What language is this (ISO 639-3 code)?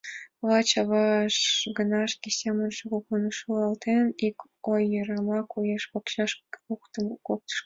chm